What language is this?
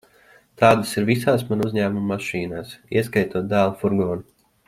Latvian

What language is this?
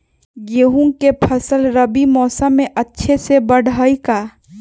Magahi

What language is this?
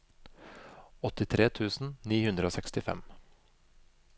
Norwegian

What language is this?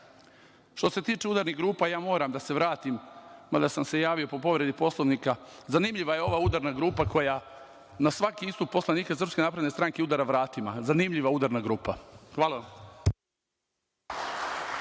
Serbian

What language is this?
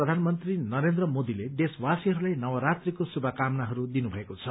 Nepali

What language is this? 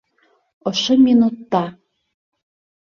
Bashkir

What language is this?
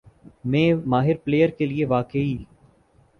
Urdu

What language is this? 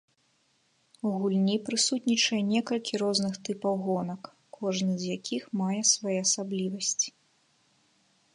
Belarusian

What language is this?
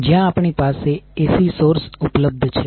Gujarati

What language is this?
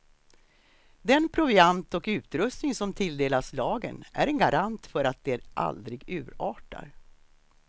Swedish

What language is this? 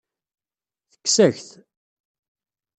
Kabyle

